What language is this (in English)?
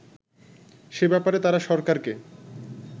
Bangla